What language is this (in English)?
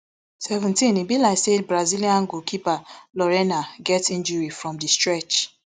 Nigerian Pidgin